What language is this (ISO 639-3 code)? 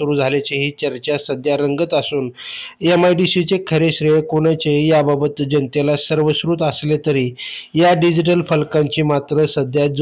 ron